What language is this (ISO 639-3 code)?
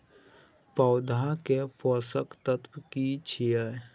mai